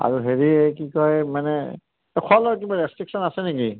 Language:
Assamese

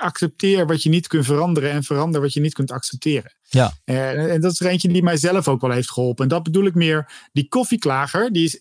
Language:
Dutch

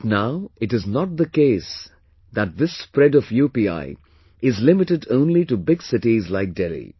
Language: English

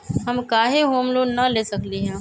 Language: Magahi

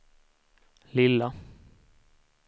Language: Swedish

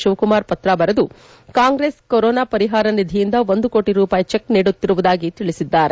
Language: Kannada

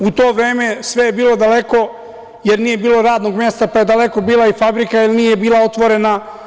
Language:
Serbian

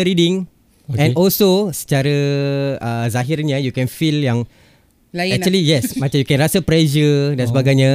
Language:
Malay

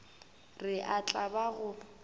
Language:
Northern Sotho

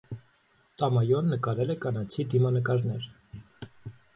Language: Armenian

